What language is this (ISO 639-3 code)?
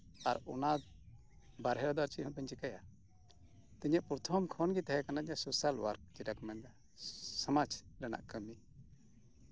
sat